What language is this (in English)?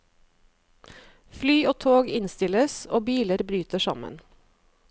Norwegian